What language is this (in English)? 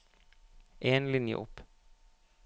Norwegian